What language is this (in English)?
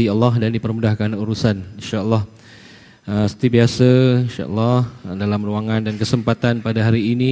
Malay